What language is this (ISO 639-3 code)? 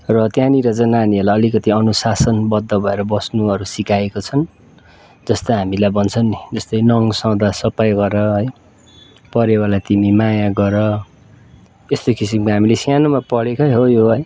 nep